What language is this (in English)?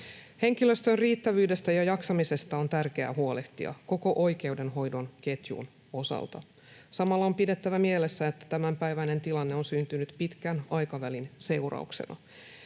Finnish